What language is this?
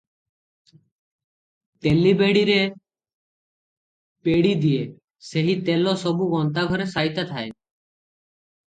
Odia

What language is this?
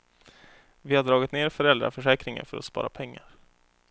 Swedish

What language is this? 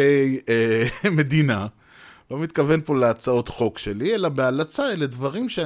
Hebrew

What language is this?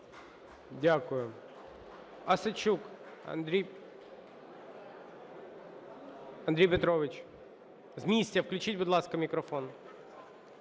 Ukrainian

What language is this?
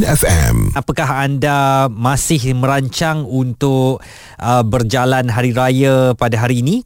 Malay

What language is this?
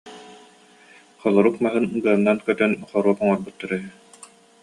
Yakut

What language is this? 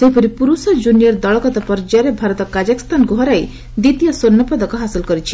Odia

